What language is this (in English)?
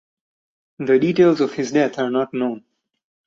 English